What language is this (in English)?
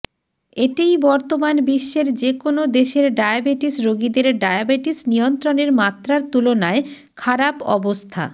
Bangla